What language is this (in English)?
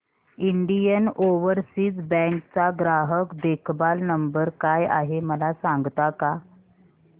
Marathi